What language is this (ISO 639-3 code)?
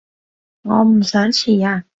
yue